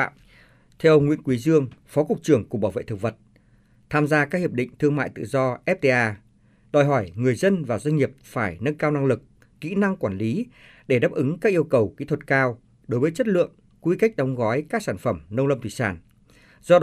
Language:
Vietnamese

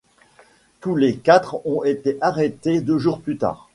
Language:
French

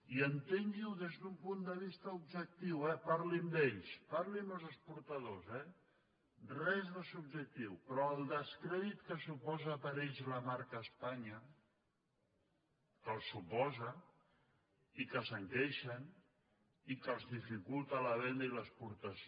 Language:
Catalan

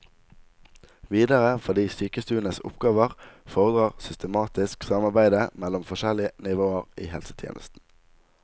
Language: Norwegian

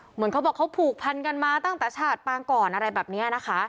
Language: Thai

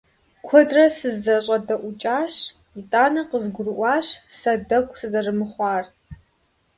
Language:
Kabardian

